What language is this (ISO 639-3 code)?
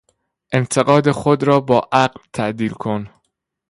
fas